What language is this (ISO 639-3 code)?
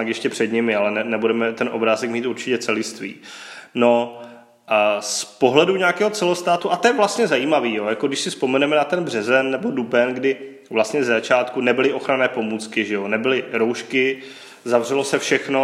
ces